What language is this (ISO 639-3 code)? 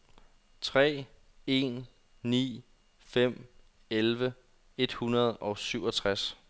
dan